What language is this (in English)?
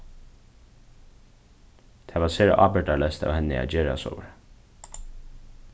Faroese